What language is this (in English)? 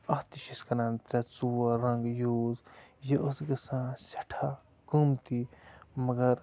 Kashmiri